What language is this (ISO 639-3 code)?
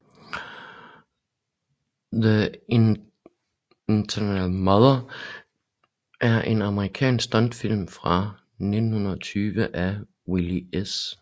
dan